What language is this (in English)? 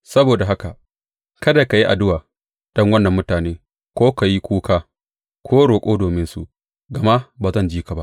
Hausa